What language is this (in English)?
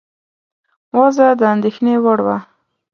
Pashto